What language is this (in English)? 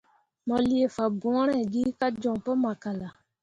Mundang